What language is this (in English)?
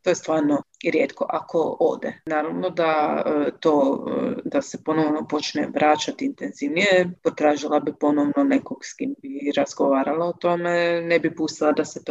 Croatian